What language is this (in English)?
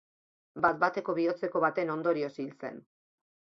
Basque